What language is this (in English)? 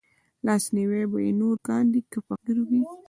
Pashto